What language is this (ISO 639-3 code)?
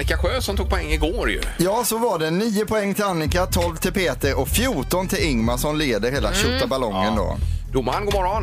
swe